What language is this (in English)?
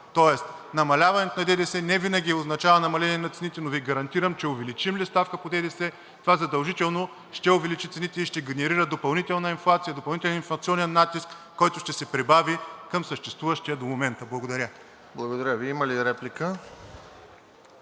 Bulgarian